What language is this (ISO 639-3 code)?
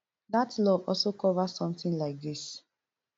pcm